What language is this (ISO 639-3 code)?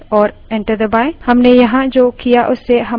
hin